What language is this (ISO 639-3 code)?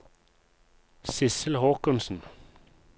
nor